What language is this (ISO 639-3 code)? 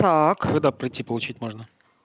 rus